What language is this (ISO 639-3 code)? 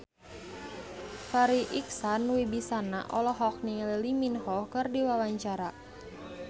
sun